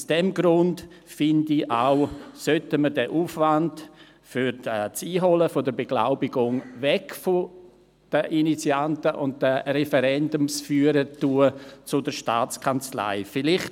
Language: Swiss German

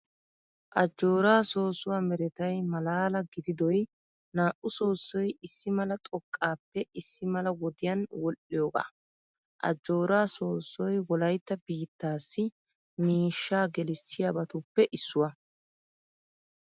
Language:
Wolaytta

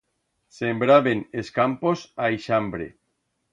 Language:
Aragonese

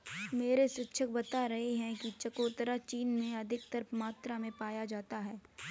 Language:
Hindi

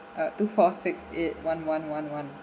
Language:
English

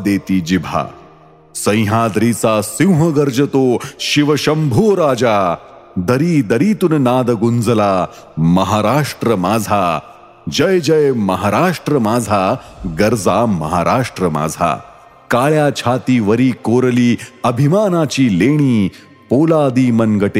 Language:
Marathi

